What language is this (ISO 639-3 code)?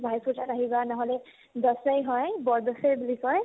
asm